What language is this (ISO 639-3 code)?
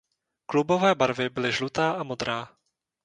ces